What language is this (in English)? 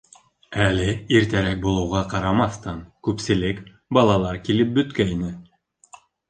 Bashkir